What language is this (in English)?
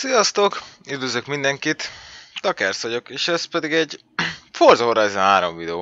Hungarian